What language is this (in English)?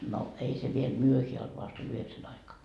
Finnish